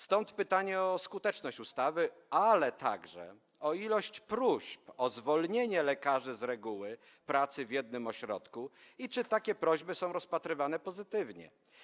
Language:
Polish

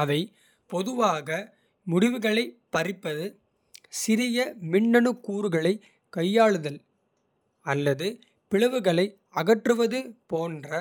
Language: Kota (India)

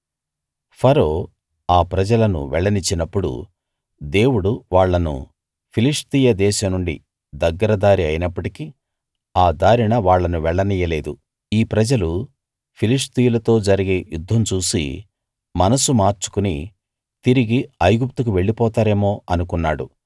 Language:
Telugu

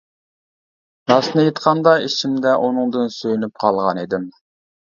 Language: Uyghur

